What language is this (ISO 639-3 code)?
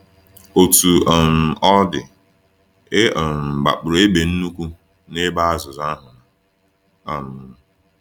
ibo